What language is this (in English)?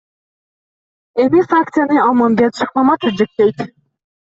Kyrgyz